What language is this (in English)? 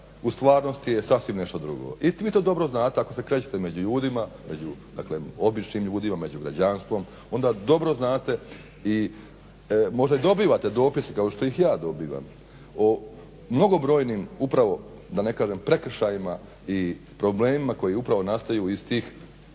Croatian